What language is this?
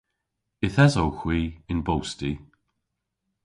Cornish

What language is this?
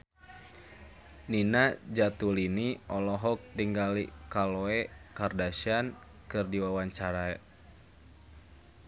Sundanese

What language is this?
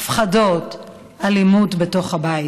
Hebrew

